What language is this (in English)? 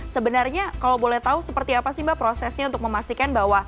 Indonesian